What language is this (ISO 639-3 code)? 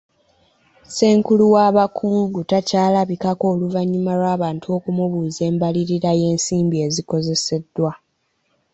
lug